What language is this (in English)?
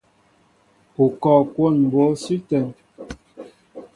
Mbo (Cameroon)